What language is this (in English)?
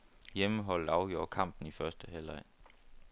Danish